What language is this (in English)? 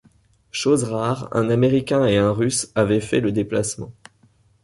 French